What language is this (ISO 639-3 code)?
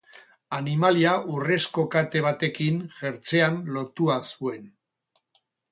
eus